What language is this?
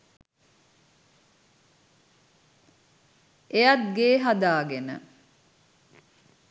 Sinhala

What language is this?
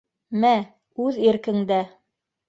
Bashkir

